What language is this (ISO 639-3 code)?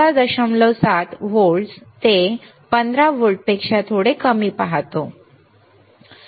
mar